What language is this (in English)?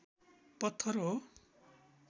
Nepali